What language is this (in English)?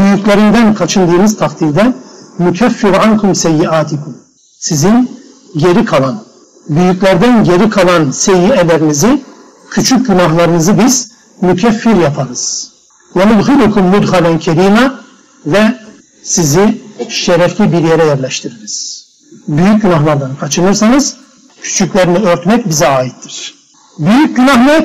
Turkish